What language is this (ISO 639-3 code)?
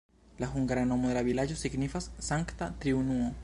epo